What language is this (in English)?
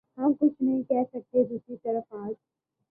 Urdu